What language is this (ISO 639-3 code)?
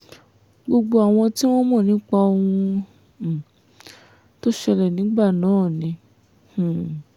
yor